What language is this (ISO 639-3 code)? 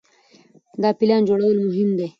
pus